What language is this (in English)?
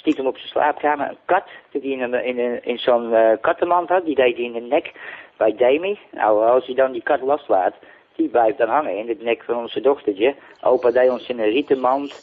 Dutch